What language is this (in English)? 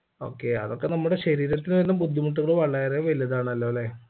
Malayalam